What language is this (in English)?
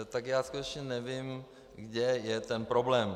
Czech